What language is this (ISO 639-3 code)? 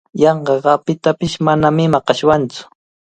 qvl